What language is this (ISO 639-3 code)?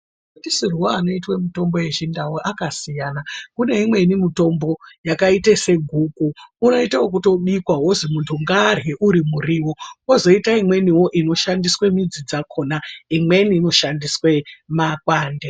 ndc